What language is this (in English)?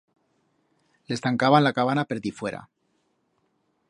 Aragonese